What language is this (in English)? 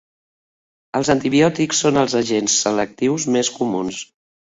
Catalan